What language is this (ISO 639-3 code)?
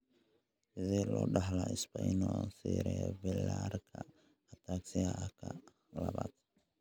som